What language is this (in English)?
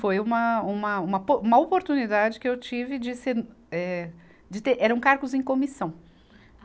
Portuguese